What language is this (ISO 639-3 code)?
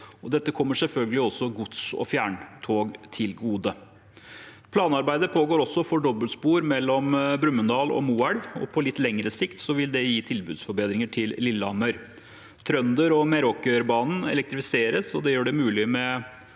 nor